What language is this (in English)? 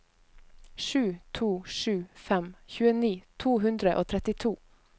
Norwegian